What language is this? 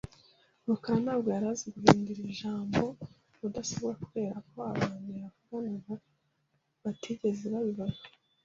Kinyarwanda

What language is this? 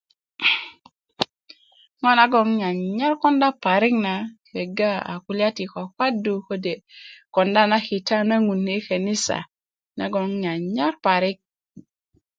Kuku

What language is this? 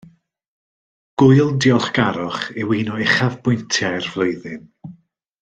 Welsh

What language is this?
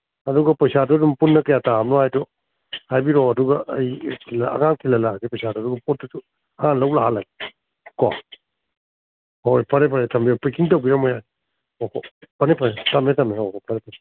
Manipuri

